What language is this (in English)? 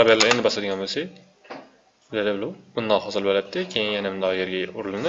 Turkish